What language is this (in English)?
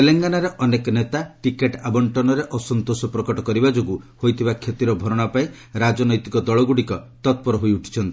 Odia